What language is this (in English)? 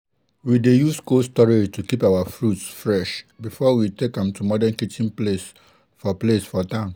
Nigerian Pidgin